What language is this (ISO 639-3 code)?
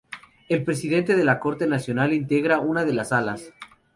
spa